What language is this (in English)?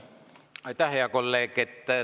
Estonian